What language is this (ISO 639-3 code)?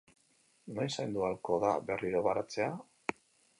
eus